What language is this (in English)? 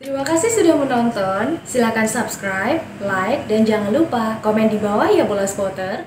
Indonesian